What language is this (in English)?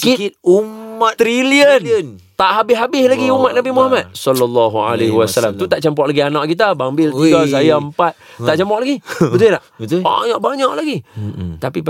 Malay